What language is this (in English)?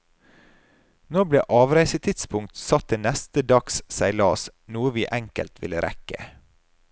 Norwegian